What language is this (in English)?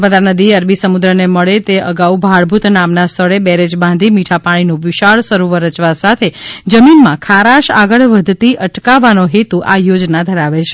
Gujarati